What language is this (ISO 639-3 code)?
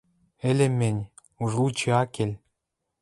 mrj